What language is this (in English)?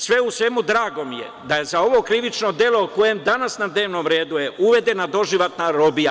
Serbian